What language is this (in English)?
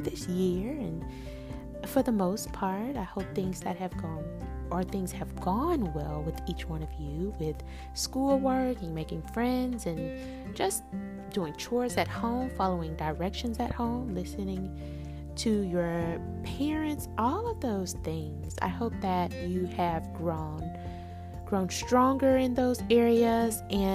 English